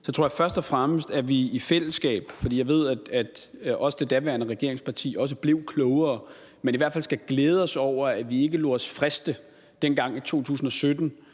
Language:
Danish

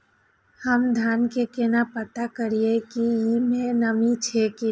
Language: Maithili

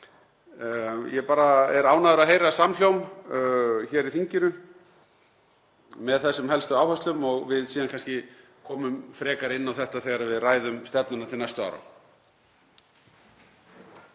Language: Icelandic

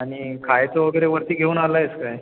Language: Marathi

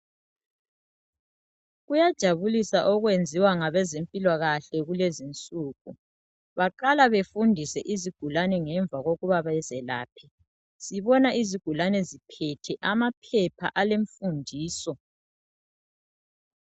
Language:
North Ndebele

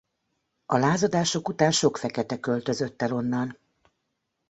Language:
Hungarian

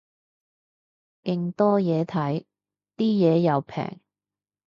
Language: Cantonese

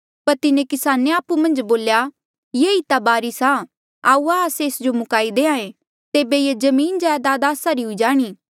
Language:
Mandeali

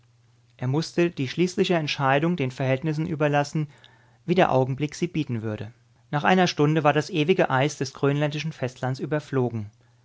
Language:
German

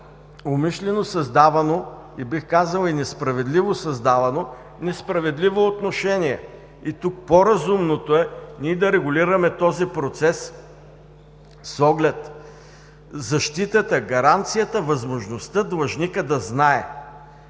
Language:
Bulgarian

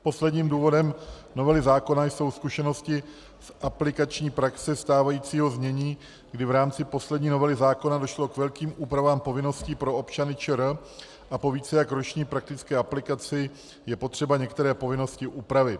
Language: Czech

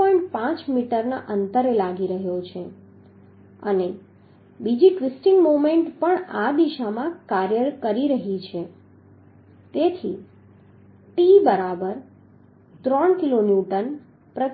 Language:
Gujarati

